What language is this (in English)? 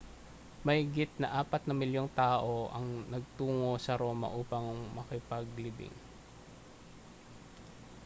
Filipino